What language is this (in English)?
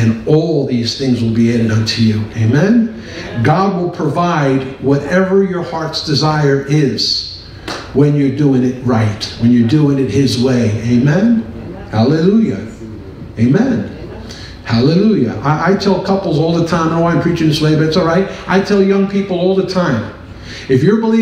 English